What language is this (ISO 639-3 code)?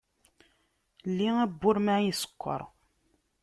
kab